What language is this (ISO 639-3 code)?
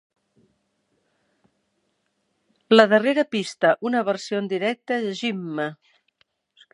cat